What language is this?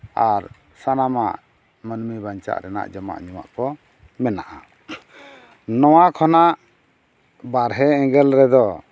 Santali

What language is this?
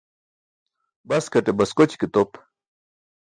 Burushaski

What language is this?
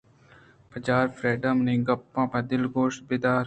Eastern Balochi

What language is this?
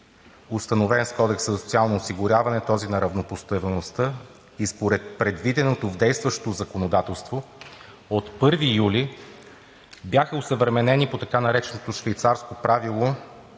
Bulgarian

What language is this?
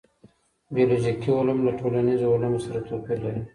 Pashto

